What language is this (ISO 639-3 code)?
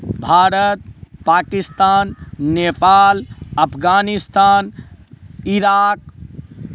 mai